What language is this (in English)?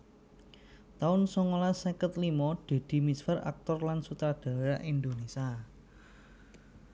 Javanese